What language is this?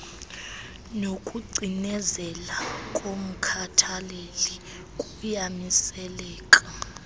Xhosa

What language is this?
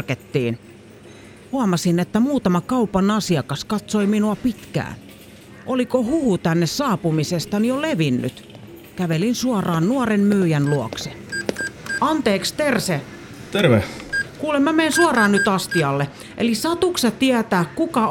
Finnish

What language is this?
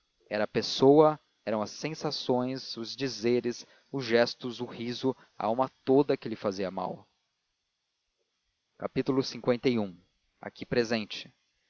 Portuguese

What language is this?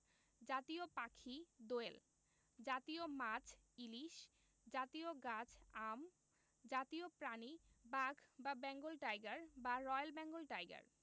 Bangla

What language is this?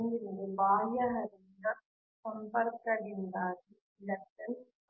Kannada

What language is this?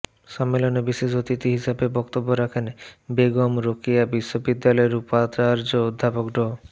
Bangla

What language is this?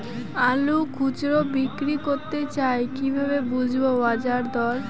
Bangla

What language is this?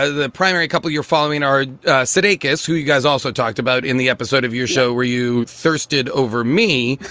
English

